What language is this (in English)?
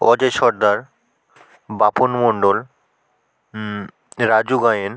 Bangla